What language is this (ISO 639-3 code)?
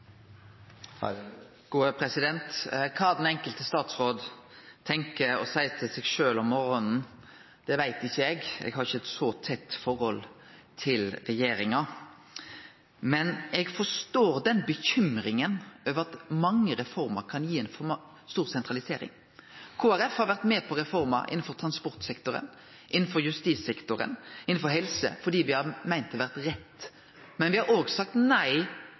nno